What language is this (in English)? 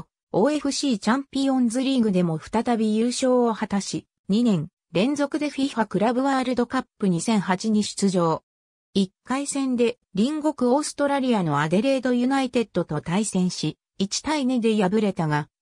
Japanese